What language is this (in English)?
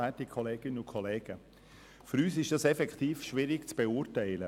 Swiss German